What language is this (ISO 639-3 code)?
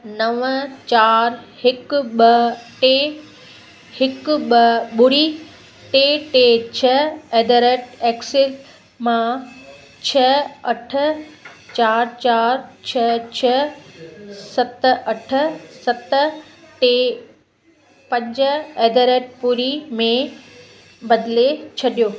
snd